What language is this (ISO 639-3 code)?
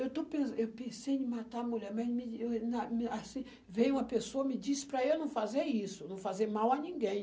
por